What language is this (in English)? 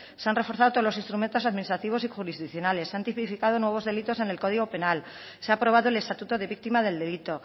Spanish